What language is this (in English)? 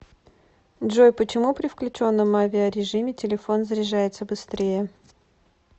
Russian